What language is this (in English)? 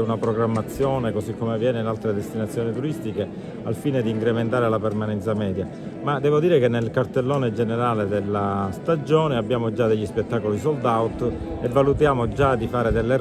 Italian